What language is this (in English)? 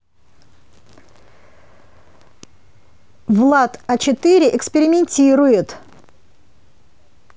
Russian